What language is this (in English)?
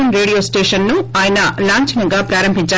Telugu